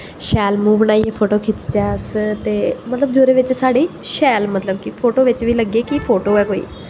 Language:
Dogri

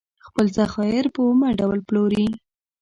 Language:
Pashto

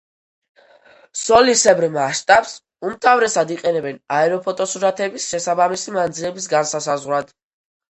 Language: Georgian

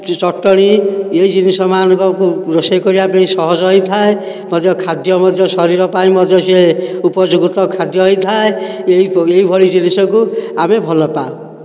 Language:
Odia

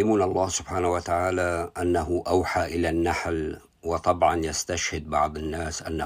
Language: Arabic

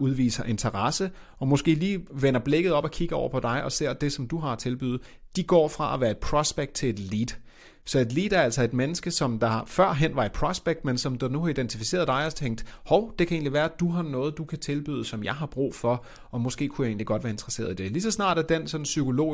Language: Danish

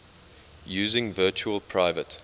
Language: English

